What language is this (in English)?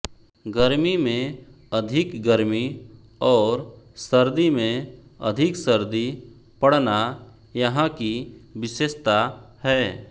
Hindi